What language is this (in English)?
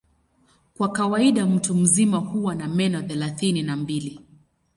Swahili